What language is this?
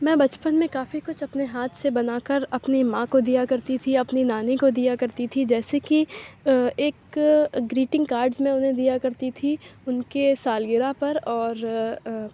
Urdu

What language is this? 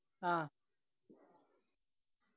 Malayalam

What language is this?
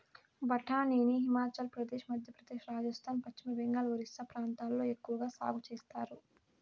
Telugu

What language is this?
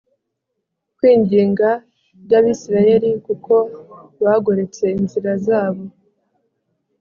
Kinyarwanda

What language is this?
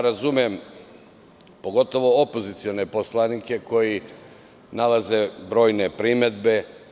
Serbian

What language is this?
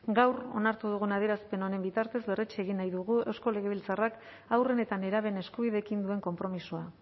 Basque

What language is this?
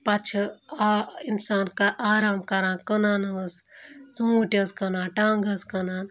Kashmiri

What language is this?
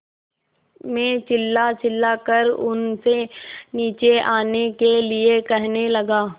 Hindi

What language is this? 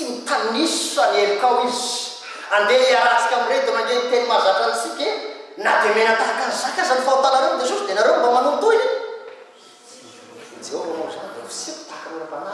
Italian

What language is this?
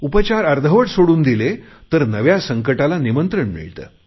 Marathi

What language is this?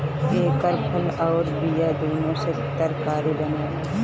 Bhojpuri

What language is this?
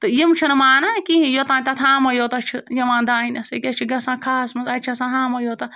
Kashmiri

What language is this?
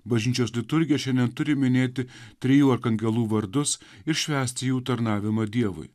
Lithuanian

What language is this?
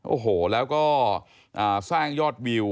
Thai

